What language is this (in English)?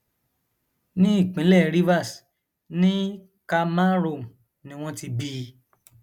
Yoruba